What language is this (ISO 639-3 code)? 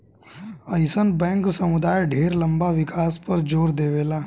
bho